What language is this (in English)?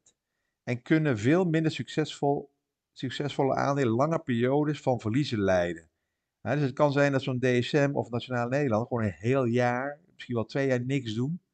Dutch